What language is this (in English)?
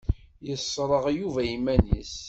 Kabyle